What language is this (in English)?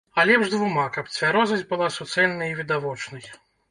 Belarusian